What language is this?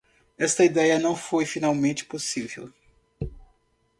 Portuguese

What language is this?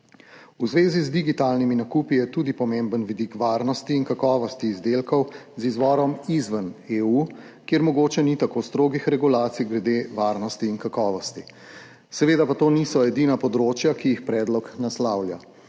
Slovenian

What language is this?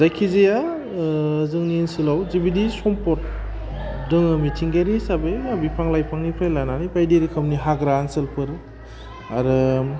Bodo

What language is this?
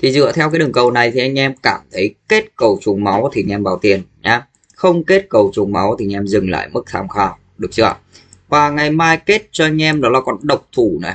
Vietnamese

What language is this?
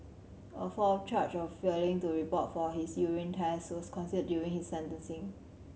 English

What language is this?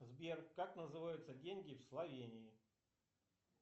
Russian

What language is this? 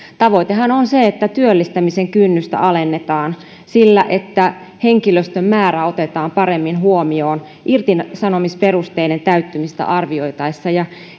Finnish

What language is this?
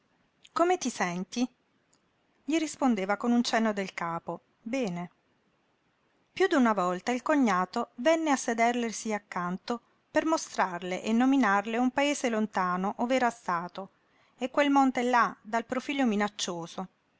Italian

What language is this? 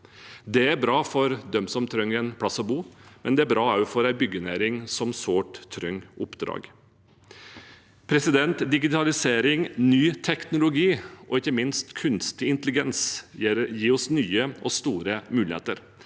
Norwegian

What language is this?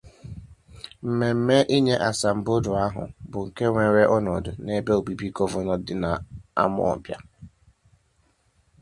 Igbo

